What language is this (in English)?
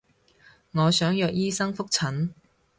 Cantonese